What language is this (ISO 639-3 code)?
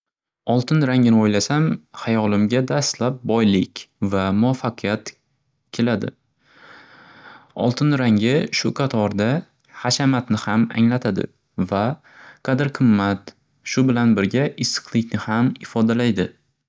uzb